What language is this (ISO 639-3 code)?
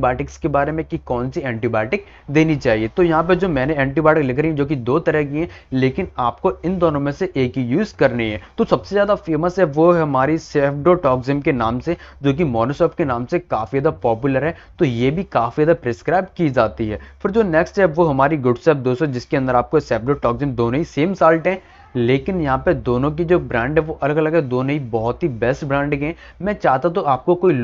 hin